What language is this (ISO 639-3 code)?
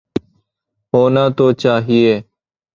urd